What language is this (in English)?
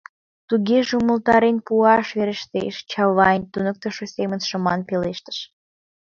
Mari